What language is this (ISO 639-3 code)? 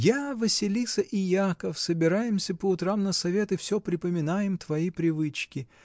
rus